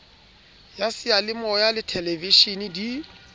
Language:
Southern Sotho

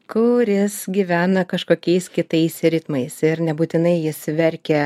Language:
Lithuanian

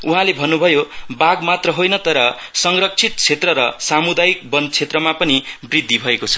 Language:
Nepali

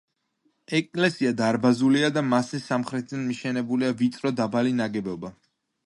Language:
Georgian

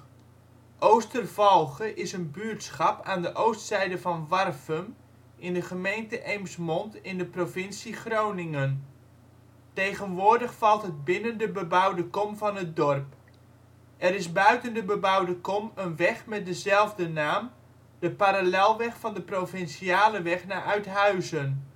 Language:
Dutch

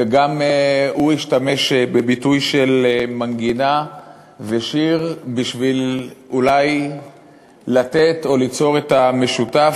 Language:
Hebrew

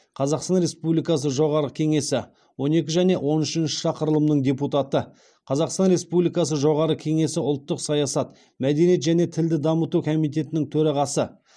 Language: Kazakh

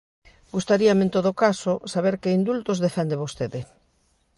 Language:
Galician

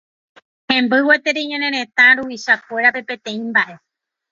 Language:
Guarani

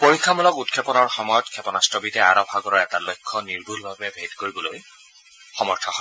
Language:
Assamese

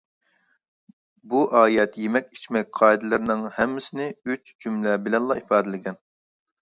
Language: Uyghur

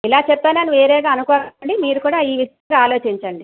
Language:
Telugu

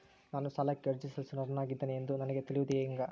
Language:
Kannada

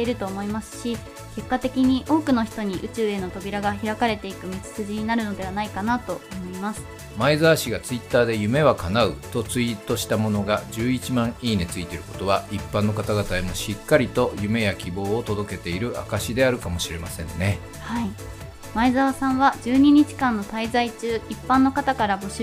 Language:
Japanese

